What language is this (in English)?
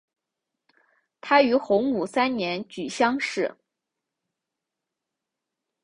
Chinese